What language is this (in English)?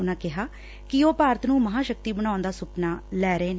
Punjabi